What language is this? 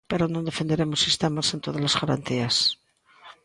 Galician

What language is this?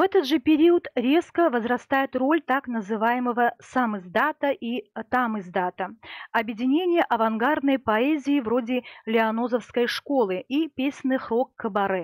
Russian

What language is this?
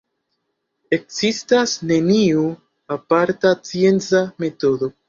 Esperanto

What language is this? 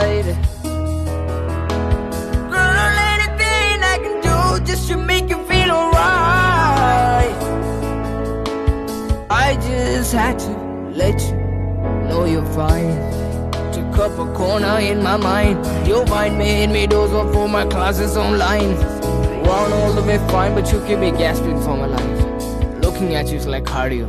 Malayalam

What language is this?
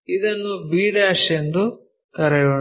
Kannada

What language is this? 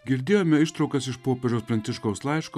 Lithuanian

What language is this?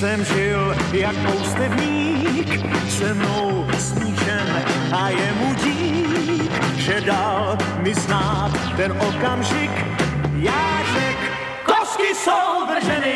Czech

